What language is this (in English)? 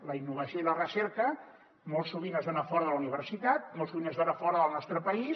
Catalan